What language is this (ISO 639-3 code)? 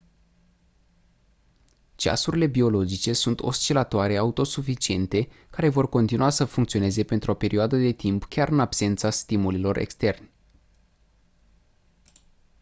ron